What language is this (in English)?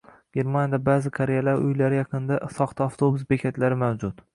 Uzbek